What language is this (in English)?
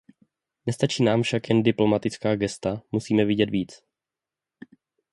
Czech